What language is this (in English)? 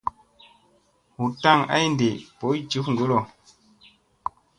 Musey